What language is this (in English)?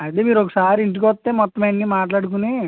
Telugu